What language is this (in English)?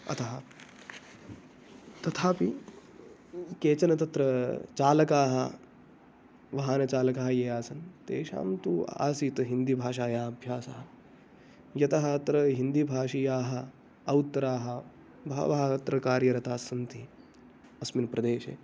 Sanskrit